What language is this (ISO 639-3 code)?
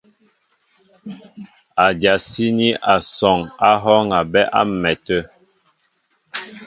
mbo